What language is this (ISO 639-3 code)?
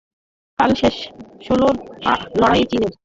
ben